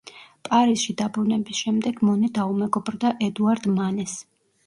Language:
Georgian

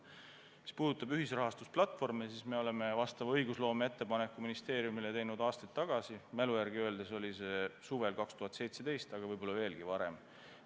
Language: Estonian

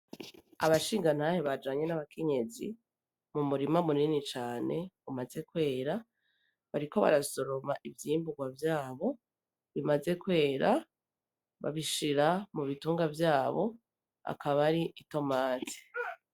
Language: Rundi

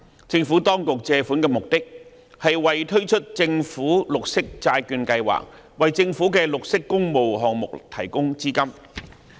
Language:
Cantonese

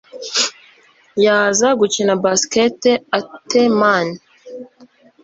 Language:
Kinyarwanda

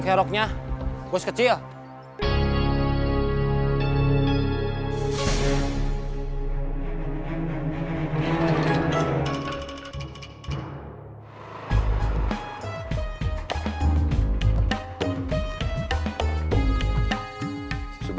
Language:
Indonesian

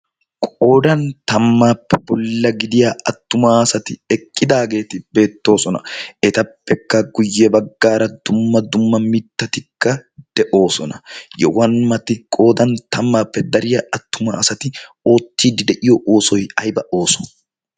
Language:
Wolaytta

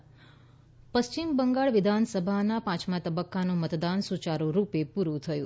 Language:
Gujarati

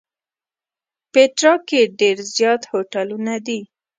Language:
Pashto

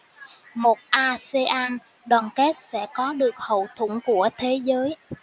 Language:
Vietnamese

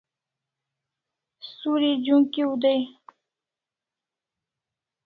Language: Kalasha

